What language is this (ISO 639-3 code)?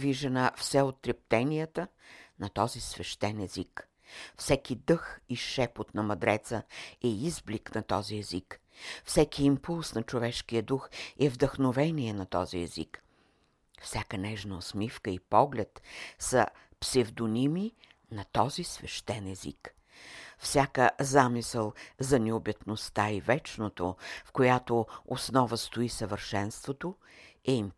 bul